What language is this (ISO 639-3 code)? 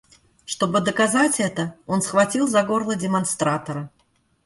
rus